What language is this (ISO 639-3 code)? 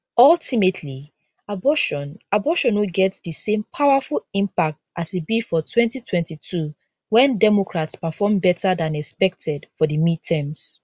pcm